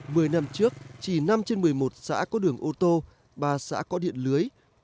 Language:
Vietnamese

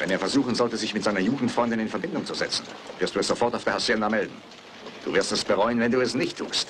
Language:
German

